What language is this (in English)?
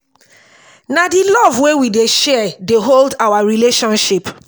Nigerian Pidgin